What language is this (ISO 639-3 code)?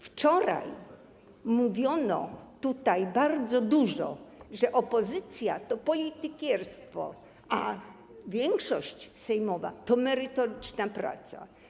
pol